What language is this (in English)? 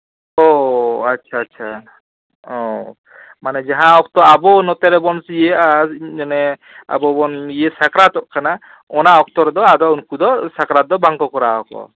Santali